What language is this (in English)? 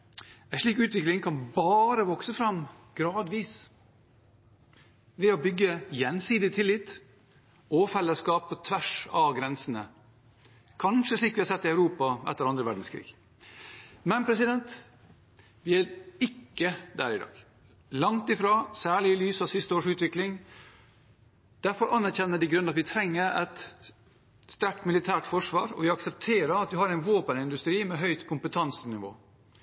Norwegian Bokmål